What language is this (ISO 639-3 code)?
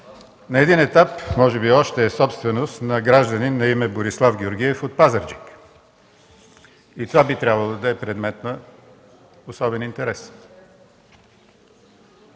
bul